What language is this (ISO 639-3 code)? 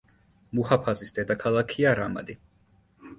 kat